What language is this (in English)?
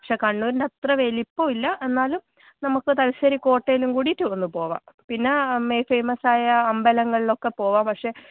Malayalam